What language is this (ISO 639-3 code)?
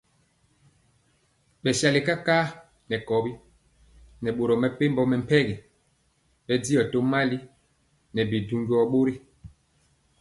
mcx